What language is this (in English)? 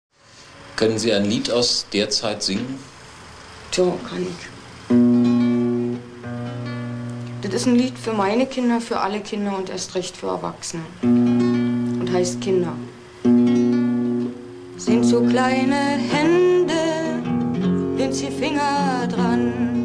German